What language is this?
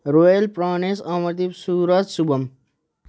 Nepali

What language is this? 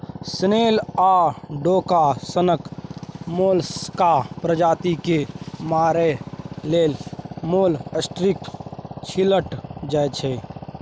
Maithili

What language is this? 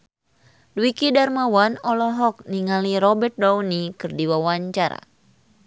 Sundanese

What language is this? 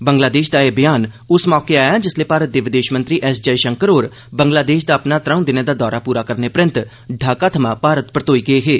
Dogri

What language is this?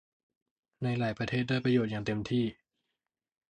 Thai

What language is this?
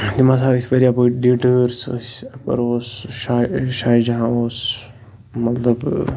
Kashmiri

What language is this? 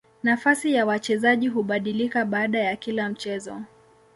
Swahili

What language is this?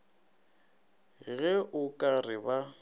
Northern Sotho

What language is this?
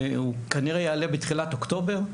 Hebrew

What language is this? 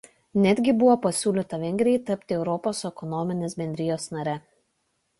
Lithuanian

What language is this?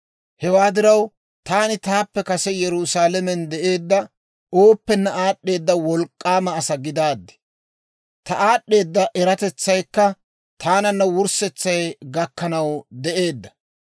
Dawro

